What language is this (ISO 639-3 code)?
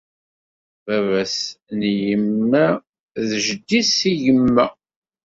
kab